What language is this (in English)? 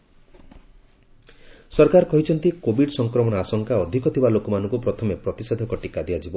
Odia